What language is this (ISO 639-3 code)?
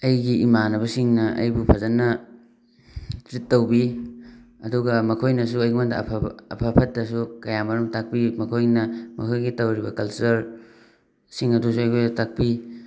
mni